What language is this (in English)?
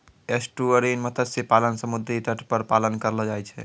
Maithili